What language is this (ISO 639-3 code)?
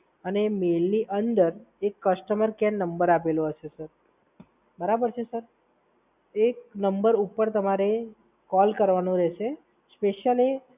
guj